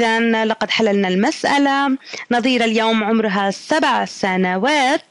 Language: Arabic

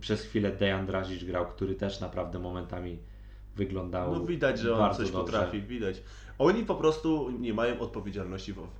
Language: Polish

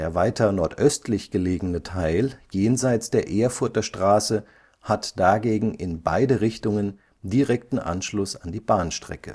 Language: German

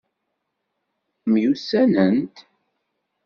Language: Kabyle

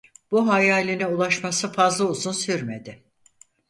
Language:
Turkish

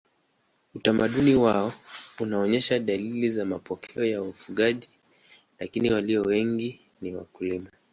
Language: Swahili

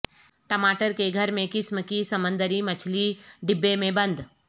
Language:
Urdu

